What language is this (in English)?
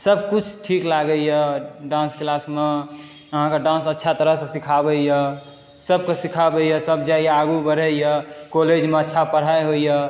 Maithili